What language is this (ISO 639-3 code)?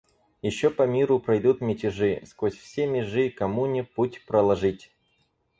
rus